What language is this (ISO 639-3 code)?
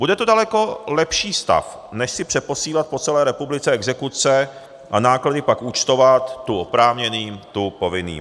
ces